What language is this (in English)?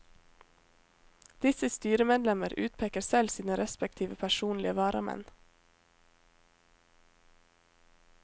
Norwegian